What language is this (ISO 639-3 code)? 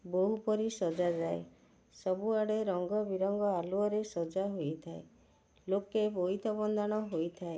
ori